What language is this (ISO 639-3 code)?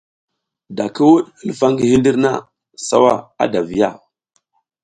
giz